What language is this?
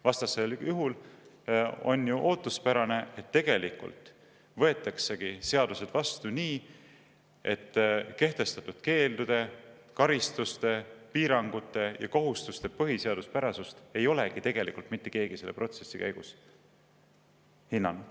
Estonian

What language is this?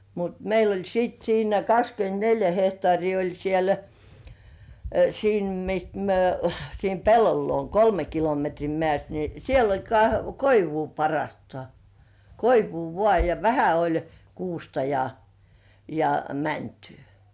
Finnish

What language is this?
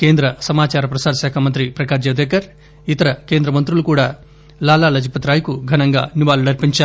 Telugu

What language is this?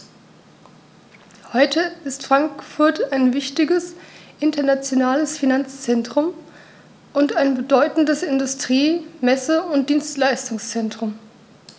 German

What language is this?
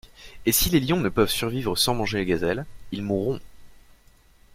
French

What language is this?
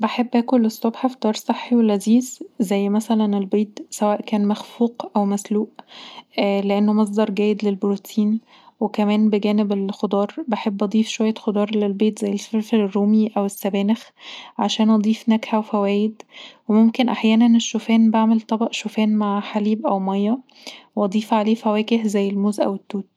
Egyptian Arabic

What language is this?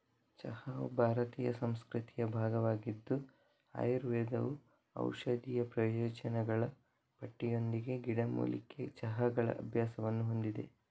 Kannada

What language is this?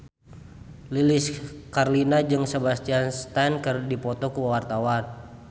Sundanese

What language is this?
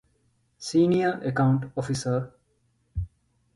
Divehi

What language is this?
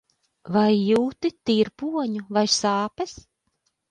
Latvian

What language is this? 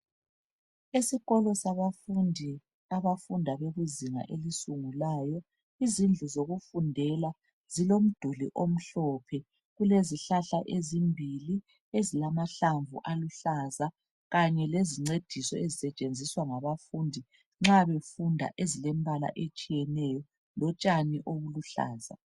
North Ndebele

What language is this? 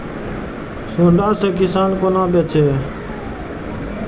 Maithili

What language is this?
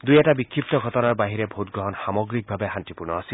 Assamese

